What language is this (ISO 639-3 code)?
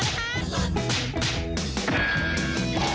tha